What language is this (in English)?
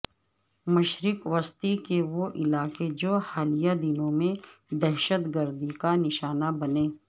Urdu